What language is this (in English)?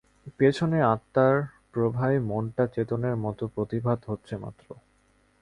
Bangla